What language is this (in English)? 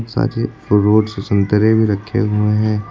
Hindi